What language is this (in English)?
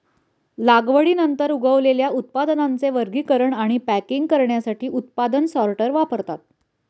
Marathi